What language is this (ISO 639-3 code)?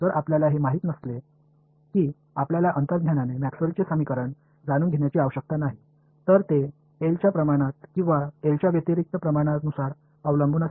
mar